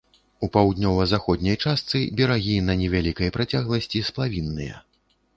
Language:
Belarusian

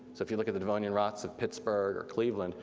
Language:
English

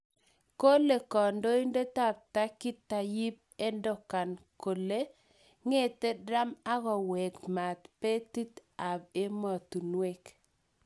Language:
Kalenjin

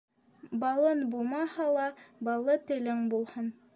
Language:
Bashkir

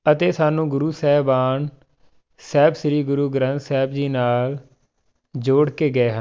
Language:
Punjabi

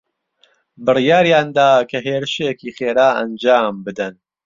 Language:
Central Kurdish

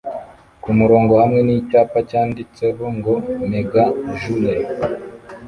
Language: Kinyarwanda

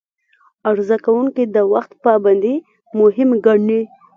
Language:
Pashto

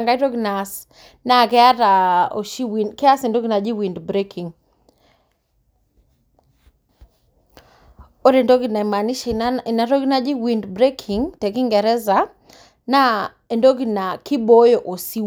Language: Masai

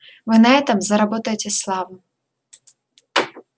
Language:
Russian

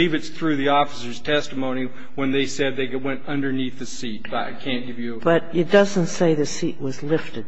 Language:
English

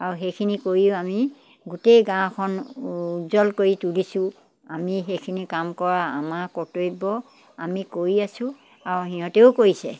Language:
Assamese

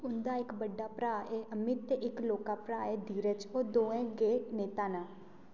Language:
Dogri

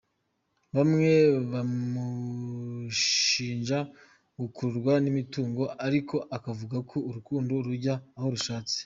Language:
Kinyarwanda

